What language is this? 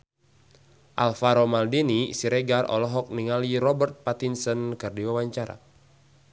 Sundanese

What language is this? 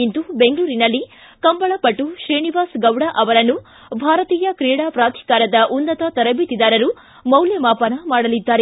Kannada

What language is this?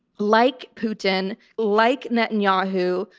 English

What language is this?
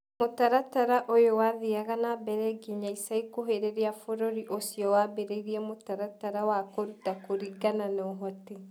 Kikuyu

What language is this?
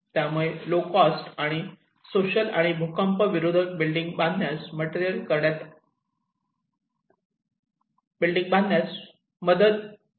Marathi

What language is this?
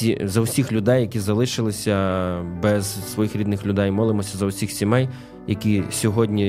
Ukrainian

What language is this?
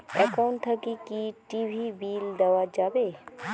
Bangla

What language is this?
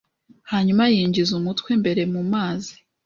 Kinyarwanda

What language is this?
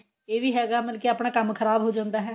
Punjabi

